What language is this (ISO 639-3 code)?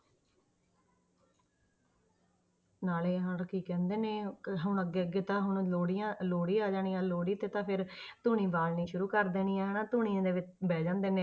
pan